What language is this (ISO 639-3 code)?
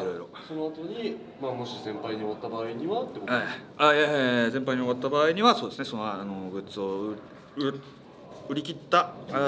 jpn